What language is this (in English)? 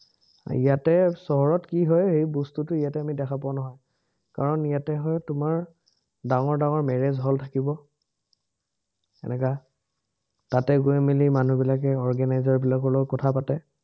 Assamese